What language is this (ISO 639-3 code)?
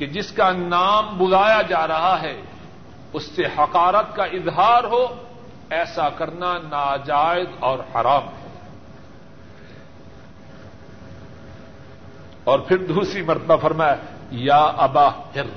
urd